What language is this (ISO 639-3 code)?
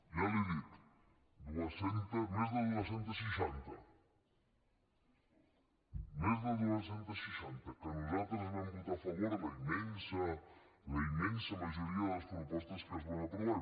cat